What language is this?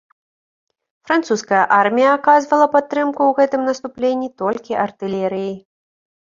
Belarusian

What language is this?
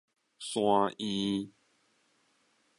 Min Nan Chinese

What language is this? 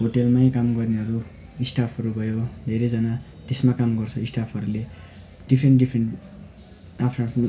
Nepali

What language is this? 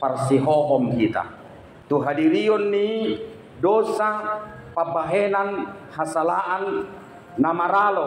Indonesian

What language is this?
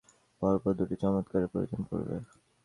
Bangla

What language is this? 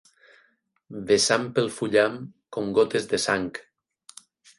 Catalan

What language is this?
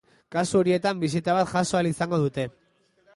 Basque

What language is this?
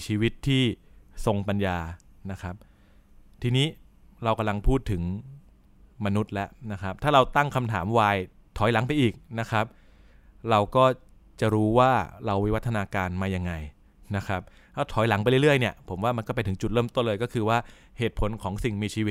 Thai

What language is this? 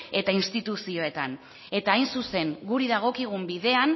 Basque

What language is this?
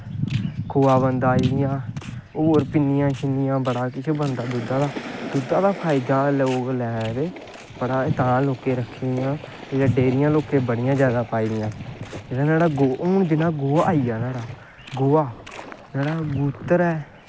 Dogri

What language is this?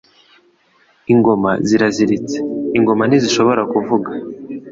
Kinyarwanda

